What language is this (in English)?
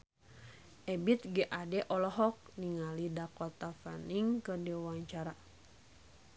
Sundanese